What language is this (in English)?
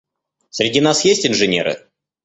Russian